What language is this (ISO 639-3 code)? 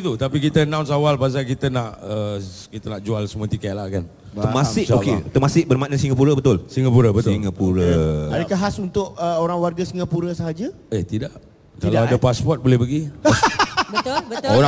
msa